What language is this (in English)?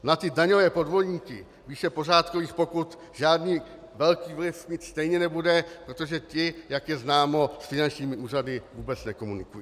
Czech